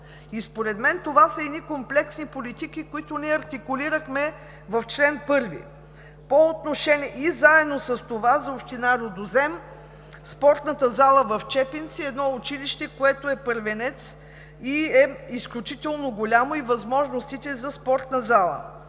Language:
Bulgarian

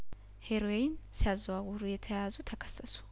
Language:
Amharic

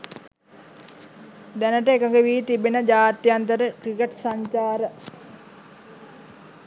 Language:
Sinhala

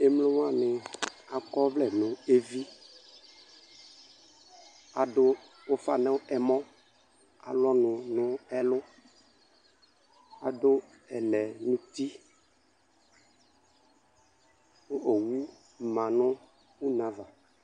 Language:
Ikposo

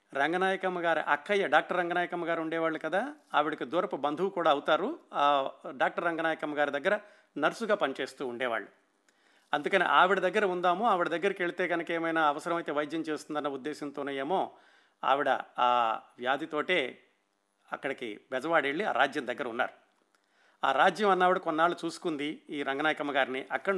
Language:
Telugu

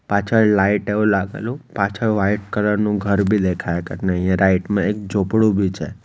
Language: Gujarati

